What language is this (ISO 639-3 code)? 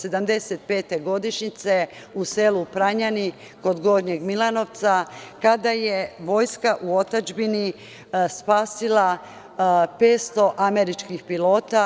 srp